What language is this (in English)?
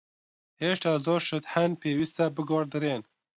Central Kurdish